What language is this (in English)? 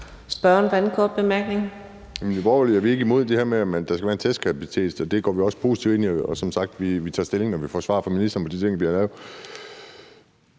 Danish